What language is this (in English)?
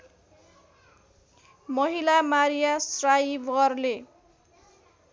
Nepali